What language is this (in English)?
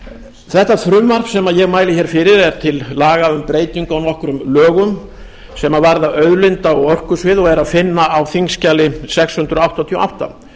Icelandic